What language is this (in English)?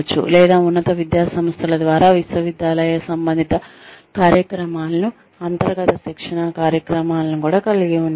Telugu